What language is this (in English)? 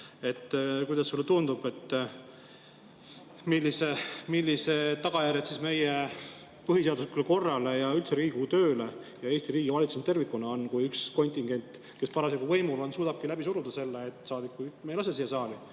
Estonian